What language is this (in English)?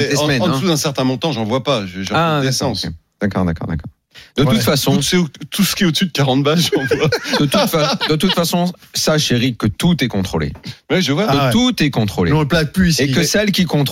French